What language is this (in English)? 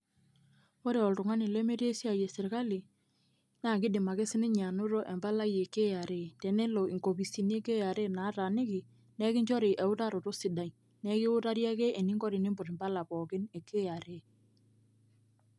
Masai